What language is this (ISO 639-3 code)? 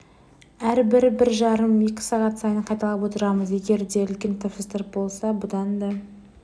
kaz